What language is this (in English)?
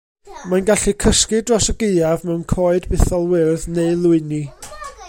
Welsh